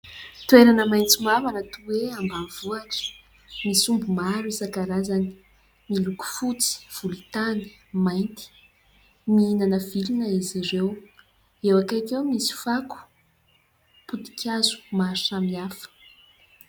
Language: Malagasy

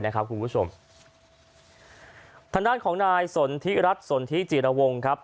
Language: Thai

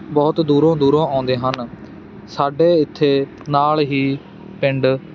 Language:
Punjabi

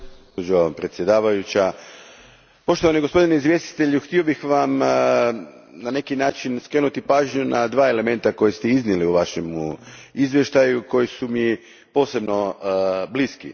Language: Croatian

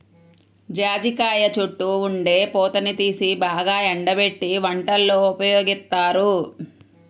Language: Telugu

